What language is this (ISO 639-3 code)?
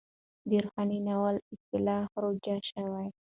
pus